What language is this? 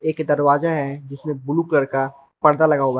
Hindi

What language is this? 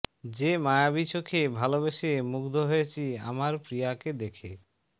Bangla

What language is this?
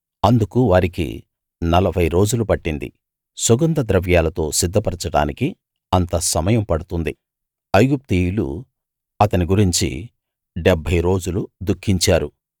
Telugu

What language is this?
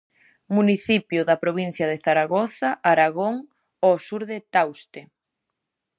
Galician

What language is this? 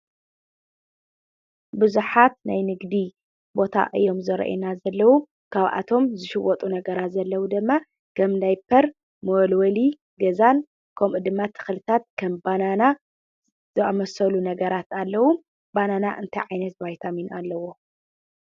Tigrinya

